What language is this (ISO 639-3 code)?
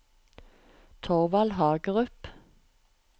nor